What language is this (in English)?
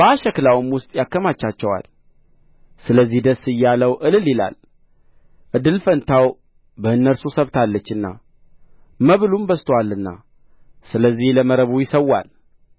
Amharic